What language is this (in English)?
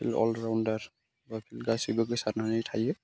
Bodo